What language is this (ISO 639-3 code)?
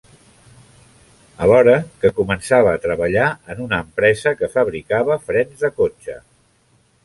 cat